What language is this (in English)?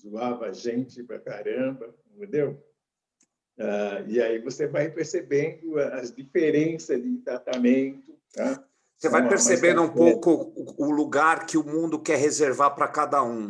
Portuguese